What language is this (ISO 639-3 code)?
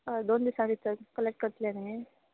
kok